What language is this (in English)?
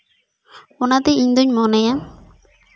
Santali